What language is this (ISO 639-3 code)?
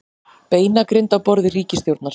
isl